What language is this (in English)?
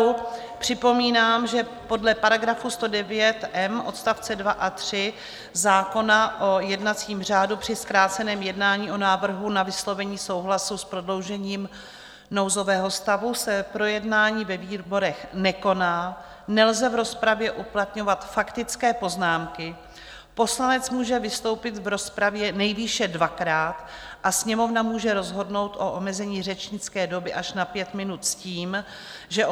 Czech